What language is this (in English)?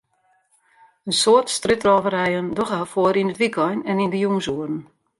Western Frisian